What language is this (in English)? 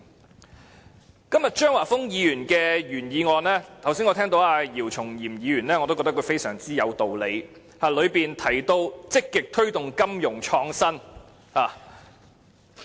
Cantonese